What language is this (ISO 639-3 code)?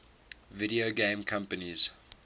eng